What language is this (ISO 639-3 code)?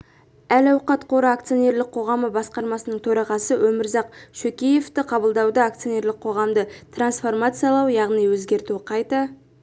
kaz